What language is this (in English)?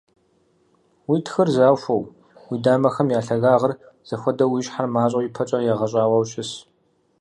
Kabardian